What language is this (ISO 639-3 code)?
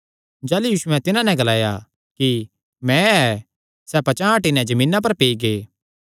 xnr